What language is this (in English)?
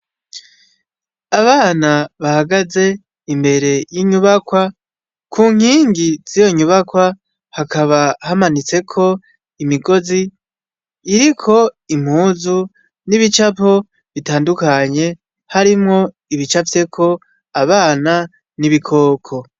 Rundi